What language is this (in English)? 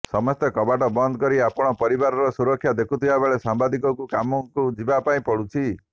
Odia